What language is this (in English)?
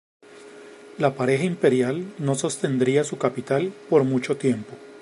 Spanish